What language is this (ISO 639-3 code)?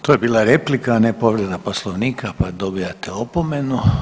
hrv